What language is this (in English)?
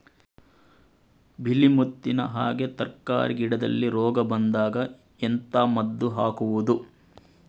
Kannada